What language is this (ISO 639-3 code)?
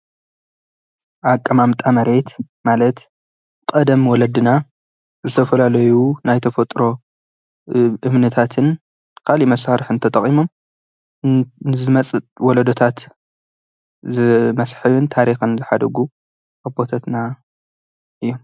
tir